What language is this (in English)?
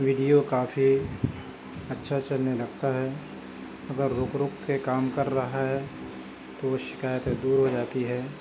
Urdu